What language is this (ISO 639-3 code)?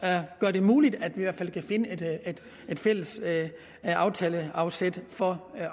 dan